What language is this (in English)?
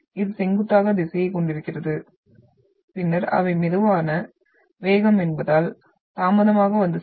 Tamil